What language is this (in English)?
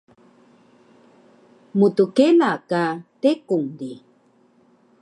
Taroko